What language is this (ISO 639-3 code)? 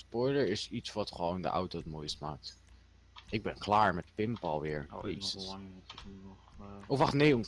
nld